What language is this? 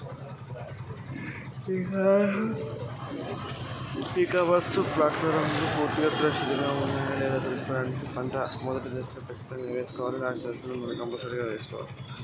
Telugu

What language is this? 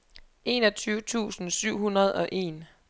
Danish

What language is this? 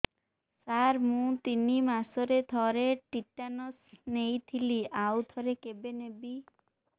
Odia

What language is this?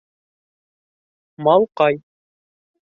Bashkir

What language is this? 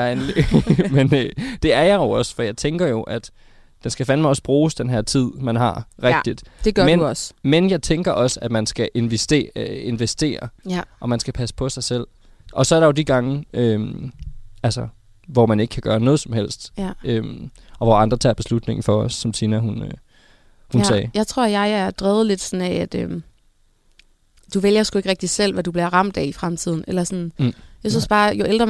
Danish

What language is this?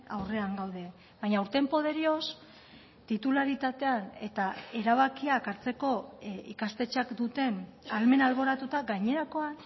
Basque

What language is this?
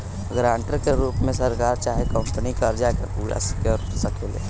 Bhojpuri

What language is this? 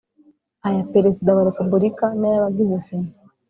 Kinyarwanda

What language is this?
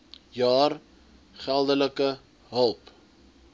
Afrikaans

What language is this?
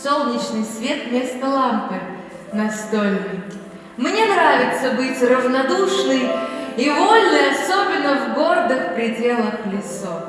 Russian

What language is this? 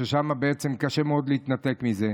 Hebrew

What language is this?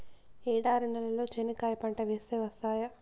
Telugu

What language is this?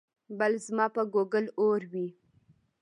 Pashto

